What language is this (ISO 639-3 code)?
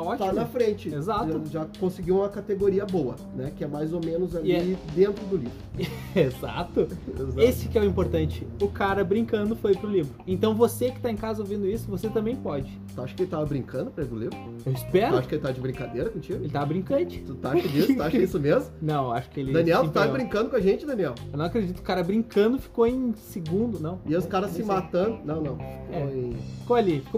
por